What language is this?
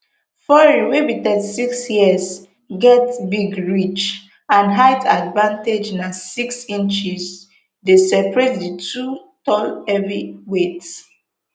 Nigerian Pidgin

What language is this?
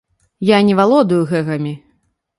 Belarusian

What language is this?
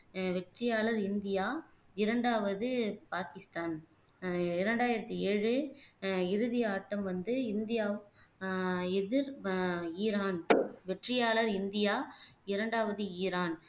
Tamil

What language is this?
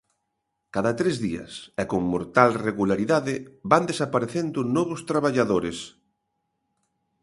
Galician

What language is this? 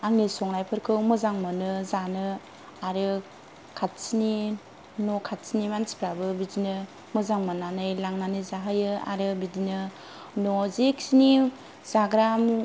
Bodo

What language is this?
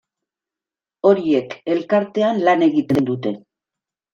Basque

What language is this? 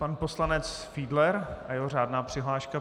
Czech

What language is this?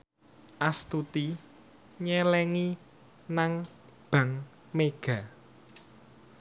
Javanese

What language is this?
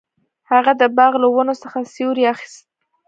Pashto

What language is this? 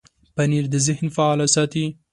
Pashto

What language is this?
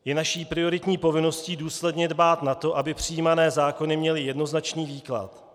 Czech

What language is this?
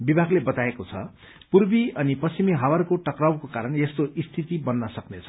Nepali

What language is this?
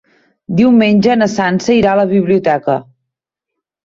Catalan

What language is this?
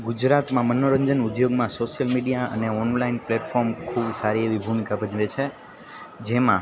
Gujarati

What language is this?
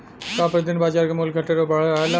Bhojpuri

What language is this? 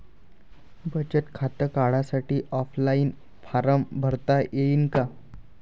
Marathi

